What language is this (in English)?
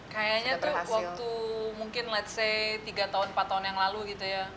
Indonesian